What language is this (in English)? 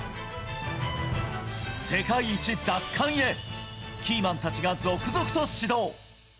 Japanese